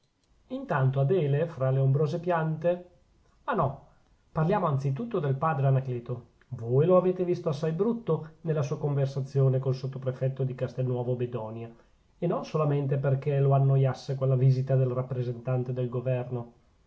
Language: Italian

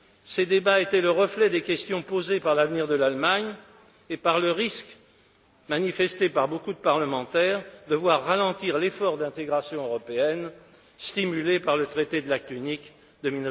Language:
French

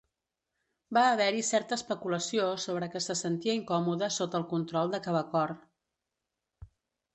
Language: Catalan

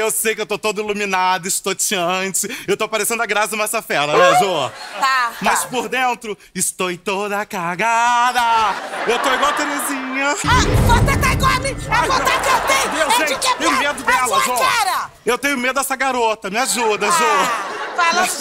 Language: Portuguese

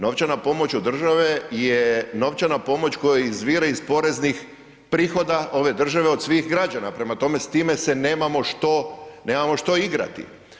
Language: Croatian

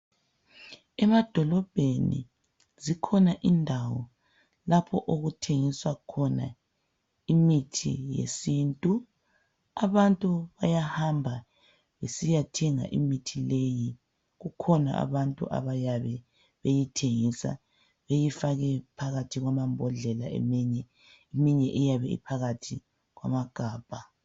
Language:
North Ndebele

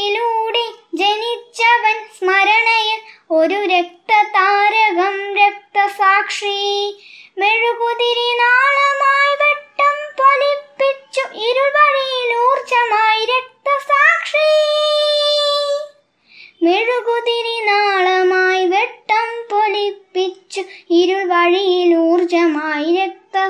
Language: Malayalam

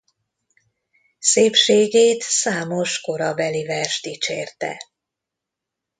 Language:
Hungarian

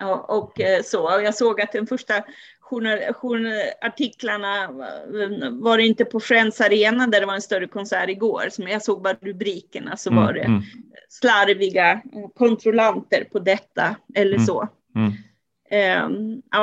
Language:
Swedish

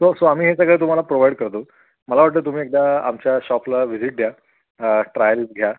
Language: Marathi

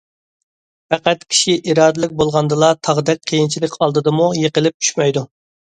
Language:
Uyghur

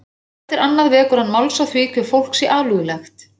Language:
Icelandic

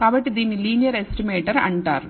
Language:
Telugu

